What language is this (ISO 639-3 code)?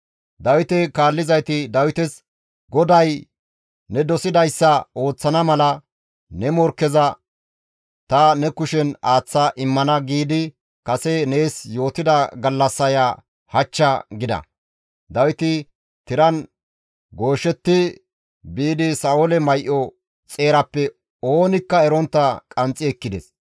gmv